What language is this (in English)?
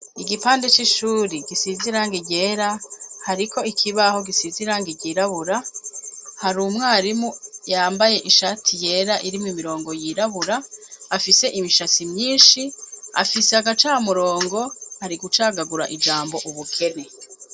Rundi